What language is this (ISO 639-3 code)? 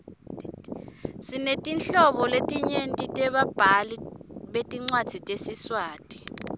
ssw